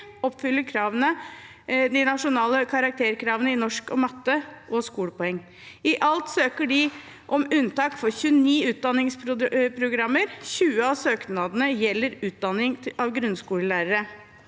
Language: Norwegian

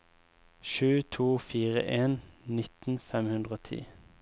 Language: Norwegian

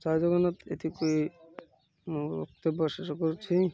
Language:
Odia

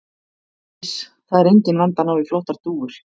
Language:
Icelandic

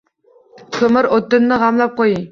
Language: Uzbek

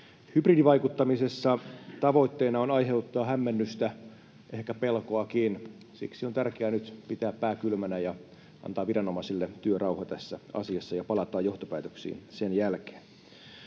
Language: Finnish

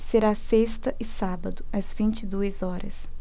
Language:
Portuguese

